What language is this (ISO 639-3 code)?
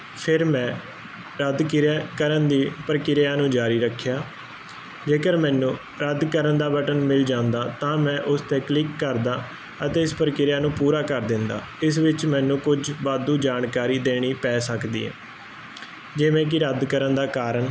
pan